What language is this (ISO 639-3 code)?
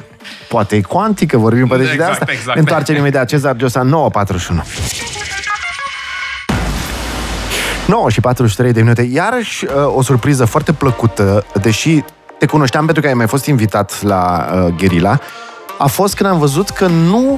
ron